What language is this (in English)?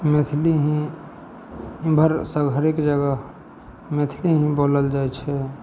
Maithili